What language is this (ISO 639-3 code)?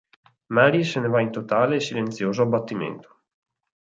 ita